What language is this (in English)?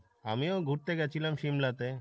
Bangla